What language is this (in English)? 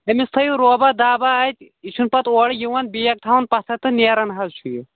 Kashmiri